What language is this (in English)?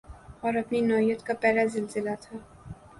Urdu